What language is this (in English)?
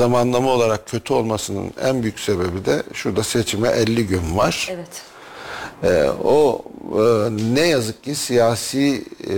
Turkish